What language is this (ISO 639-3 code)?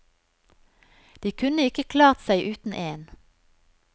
nor